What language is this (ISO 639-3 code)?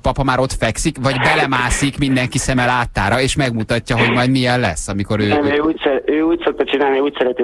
hun